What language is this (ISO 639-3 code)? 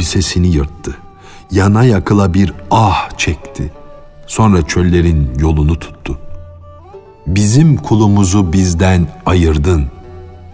tur